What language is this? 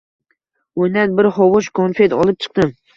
Uzbek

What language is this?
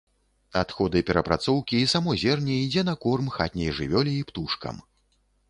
Belarusian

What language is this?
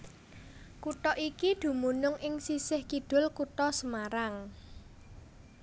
Javanese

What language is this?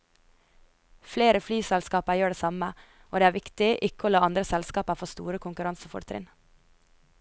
Norwegian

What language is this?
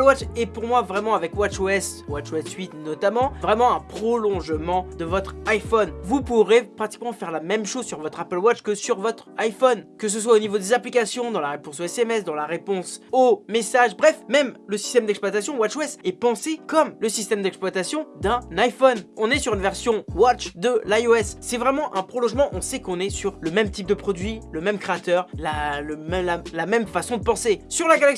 French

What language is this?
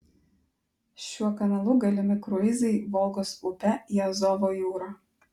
Lithuanian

